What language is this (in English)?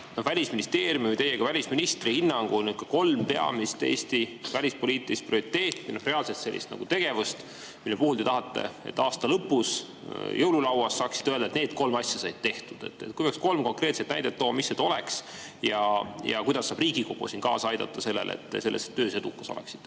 Estonian